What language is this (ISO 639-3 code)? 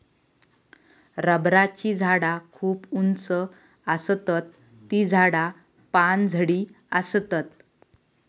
mar